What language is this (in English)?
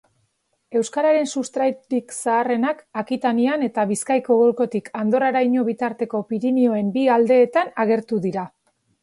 Basque